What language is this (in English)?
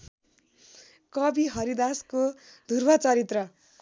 Nepali